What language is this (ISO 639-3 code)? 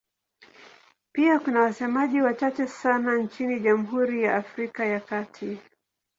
swa